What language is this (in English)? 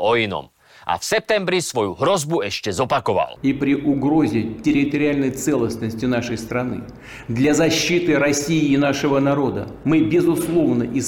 Slovak